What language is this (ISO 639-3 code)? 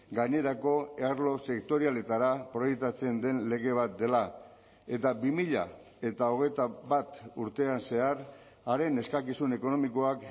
eus